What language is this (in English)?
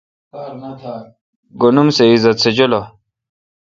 Kalkoti